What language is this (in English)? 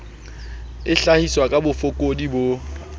Southern Sotho